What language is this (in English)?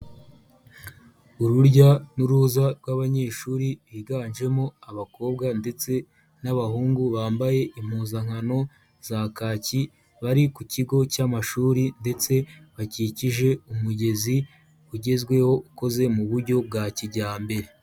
Kinyarwanda